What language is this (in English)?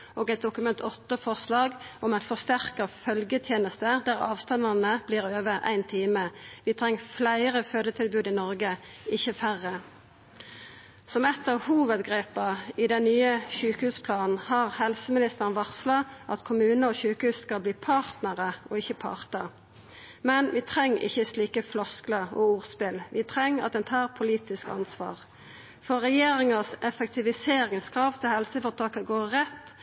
Norwegian Nynorsk